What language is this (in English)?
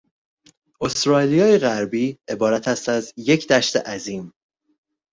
Persian